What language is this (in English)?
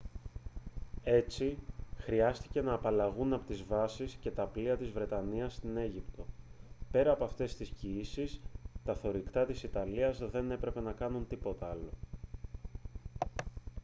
Greek